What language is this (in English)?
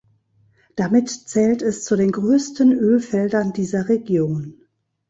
German